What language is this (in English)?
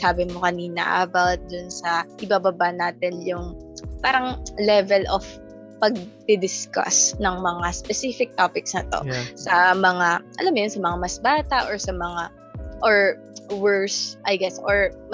Filipino